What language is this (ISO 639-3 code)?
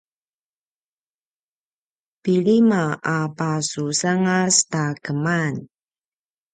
pwn